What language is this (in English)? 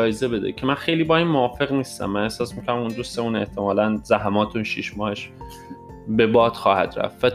Persian